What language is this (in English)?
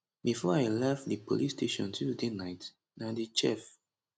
Nigerian Pidgin